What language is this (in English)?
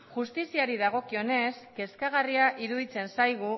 Basque